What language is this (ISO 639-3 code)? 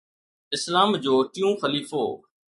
snd